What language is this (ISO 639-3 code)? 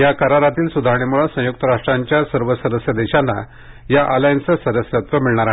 mar